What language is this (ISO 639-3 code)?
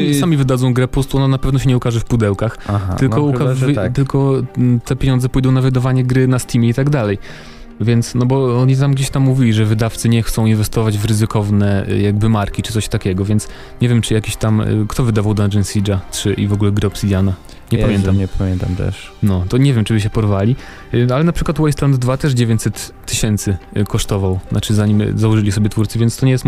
pol